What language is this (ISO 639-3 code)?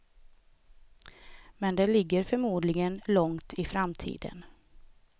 swe